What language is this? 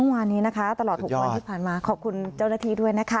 Thai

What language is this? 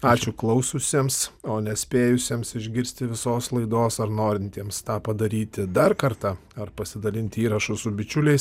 Lithuanian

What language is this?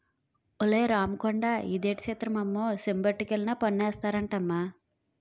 Telugu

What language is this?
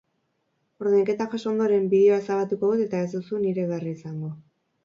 Basque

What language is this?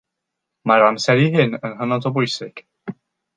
Welsh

